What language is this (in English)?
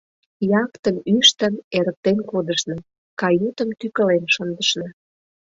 Mari